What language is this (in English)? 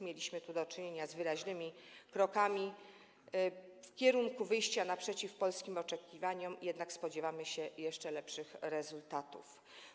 Polish